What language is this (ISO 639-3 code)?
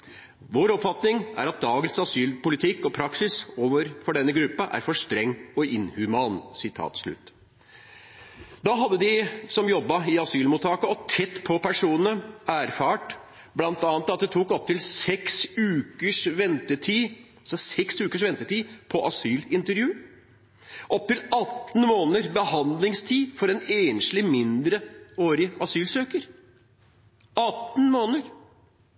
nno